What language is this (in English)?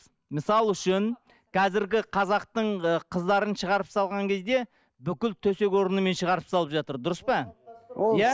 Kazakh